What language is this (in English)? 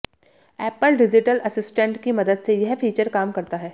Hindi